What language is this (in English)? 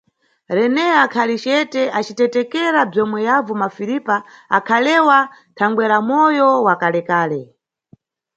Nyungwe